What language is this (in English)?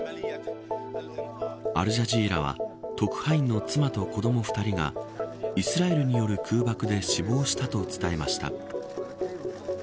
Japanese